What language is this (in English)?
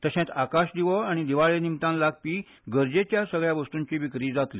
Konkani